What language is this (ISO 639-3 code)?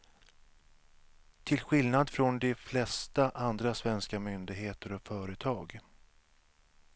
swe